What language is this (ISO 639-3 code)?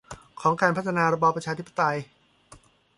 tha